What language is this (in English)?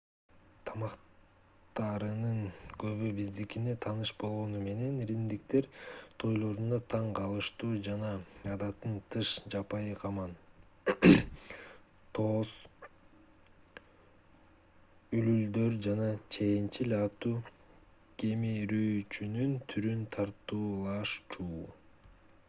Kyrgyz